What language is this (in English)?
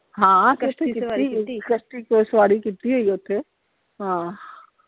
Punjabi